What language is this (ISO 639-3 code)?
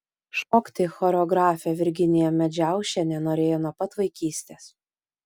lit